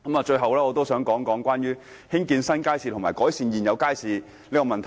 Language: Cantonese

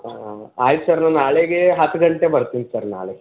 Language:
Kannada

